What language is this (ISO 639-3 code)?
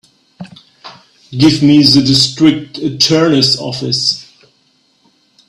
eng